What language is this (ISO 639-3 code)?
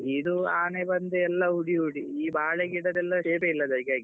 kan